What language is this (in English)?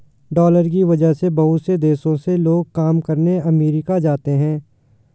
Hindi